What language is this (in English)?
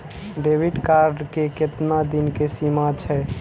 Maithili